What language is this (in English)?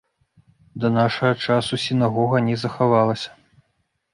Belarusian